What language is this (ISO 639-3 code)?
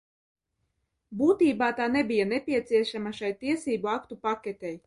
lav